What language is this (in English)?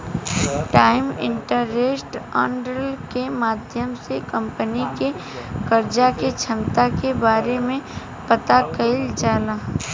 Bhojpuri